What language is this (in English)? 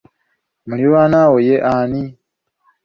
Ganda